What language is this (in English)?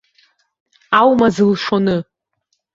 Abkhazian